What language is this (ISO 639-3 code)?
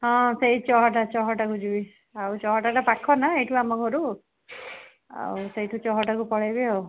ori